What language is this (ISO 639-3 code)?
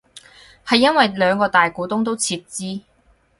yue